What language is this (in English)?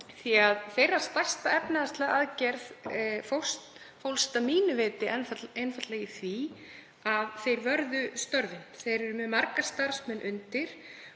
Icelandic